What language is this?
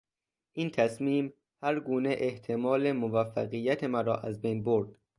Persian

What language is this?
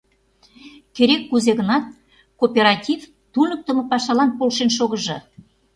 Mari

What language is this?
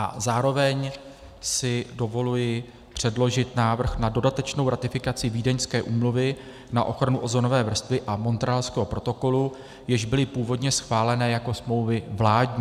Czech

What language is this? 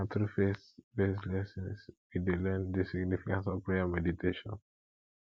Nigerian Pidgin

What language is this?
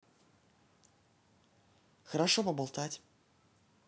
Russian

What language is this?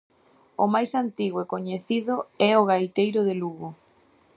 Galician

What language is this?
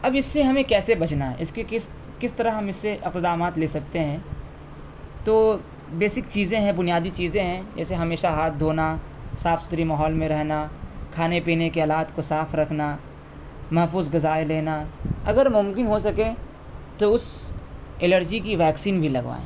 Urdu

